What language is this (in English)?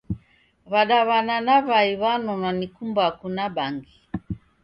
Taita